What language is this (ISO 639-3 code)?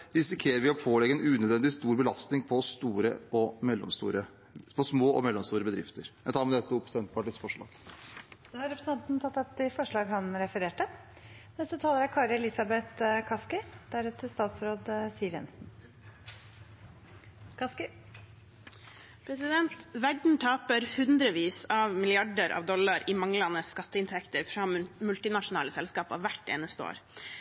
nob